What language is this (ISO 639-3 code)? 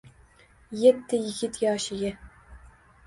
uzb